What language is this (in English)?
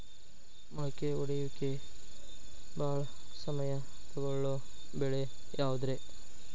Kannada